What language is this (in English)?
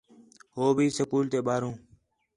Khetrani